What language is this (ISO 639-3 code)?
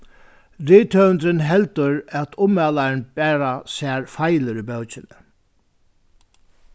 fao